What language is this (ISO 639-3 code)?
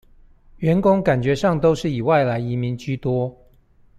zho